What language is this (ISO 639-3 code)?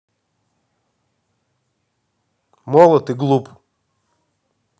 rus